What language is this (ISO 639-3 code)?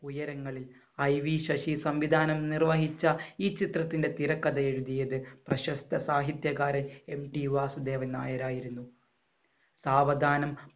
mal